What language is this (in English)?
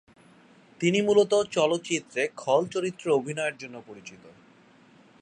Bangla